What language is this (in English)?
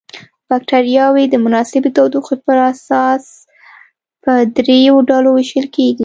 Pashto